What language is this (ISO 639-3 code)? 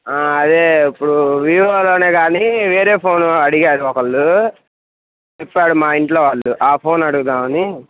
tel